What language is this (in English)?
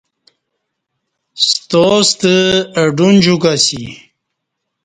Kati